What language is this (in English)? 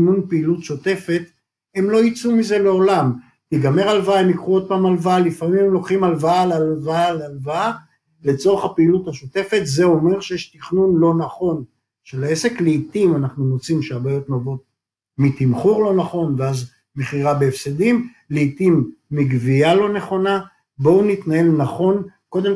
Hebrew